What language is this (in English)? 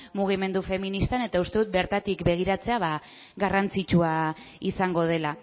Basque